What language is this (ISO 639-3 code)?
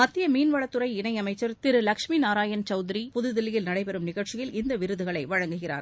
tam